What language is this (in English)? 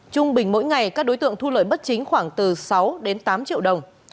Vietnamese